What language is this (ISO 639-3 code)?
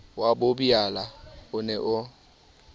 sot